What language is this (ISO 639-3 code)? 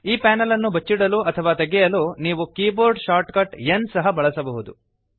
kan